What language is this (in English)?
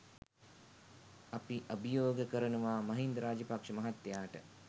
Sinhala